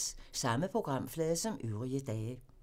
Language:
Danish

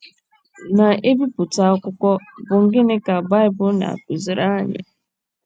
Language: Igbo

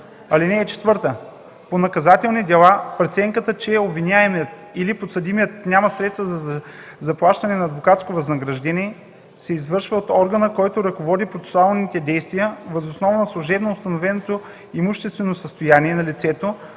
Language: Bulgarian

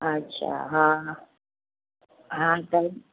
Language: Sindhi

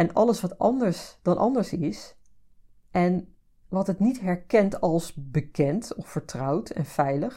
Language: Dutch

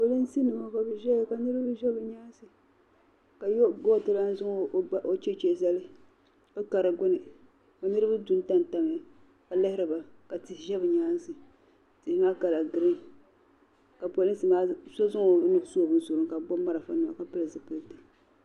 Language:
Dagbani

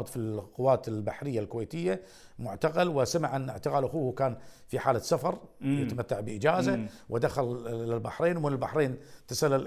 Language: Arabic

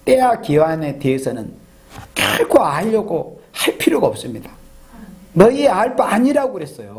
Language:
Korean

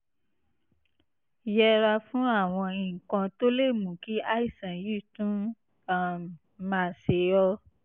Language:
Yoruba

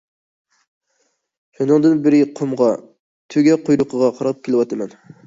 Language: Uyghur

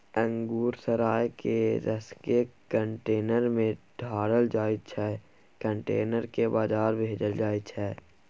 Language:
Maithili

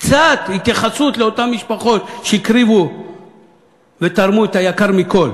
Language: Hebrew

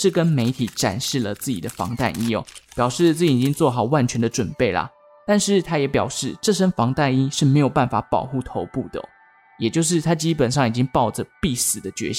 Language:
Chinese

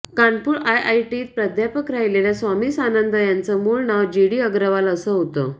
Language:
Marathi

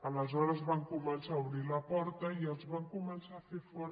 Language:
Catalan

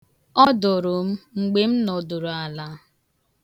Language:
Igbo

